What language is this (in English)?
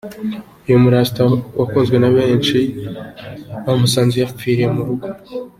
Kinyarwanda